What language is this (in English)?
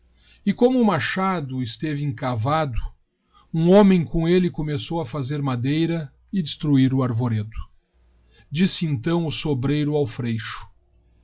Portuguese